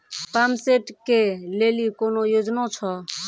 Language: Maithili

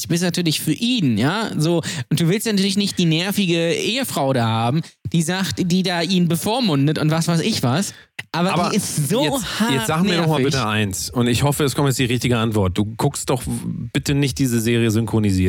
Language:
German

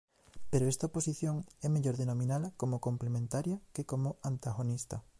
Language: Galician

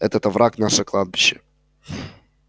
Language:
Russian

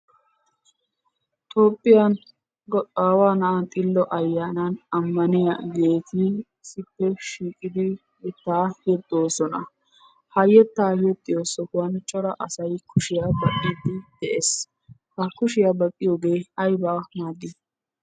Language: Wolaytta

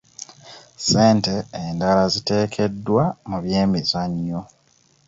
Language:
Ganda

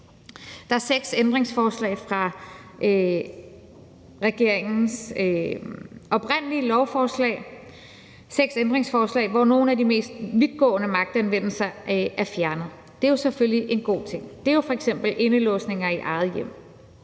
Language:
Danish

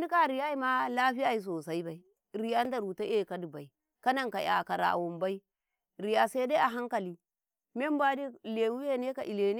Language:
Karekare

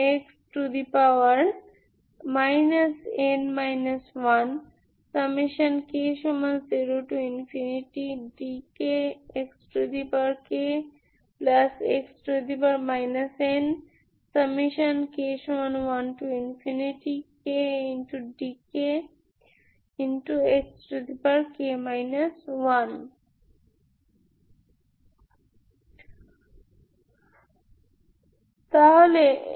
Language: Bangla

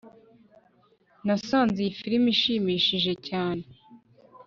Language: Kinyarwanda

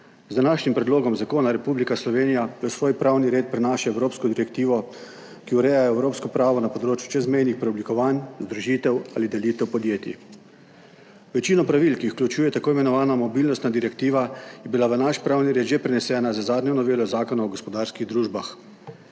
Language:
Slovenian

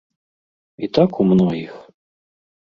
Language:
Belarusian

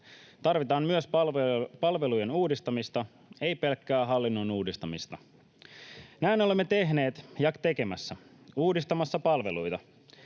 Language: Finnish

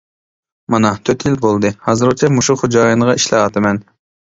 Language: Uyghur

